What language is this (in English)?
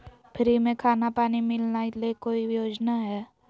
Magahi